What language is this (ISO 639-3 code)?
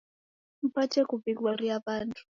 dav